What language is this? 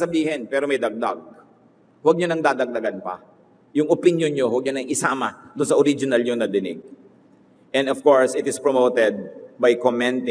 Filipino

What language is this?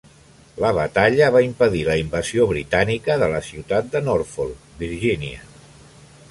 Catalan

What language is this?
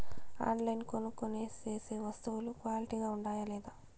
Telugu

